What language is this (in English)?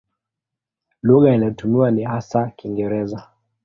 Swahili